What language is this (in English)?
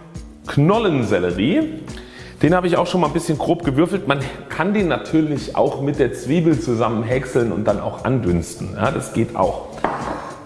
German